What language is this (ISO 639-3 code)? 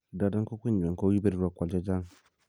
kln